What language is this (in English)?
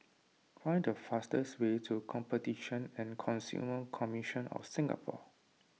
English